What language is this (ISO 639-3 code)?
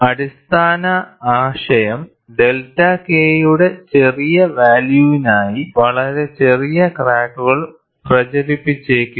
mal